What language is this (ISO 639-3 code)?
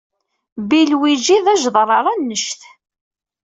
kab